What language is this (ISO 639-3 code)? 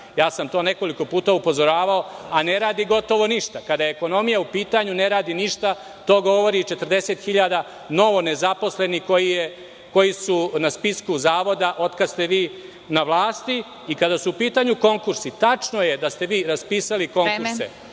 srp